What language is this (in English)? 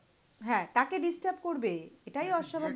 Bangla